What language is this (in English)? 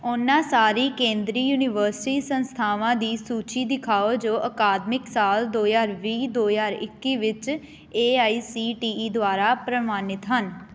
Punjabi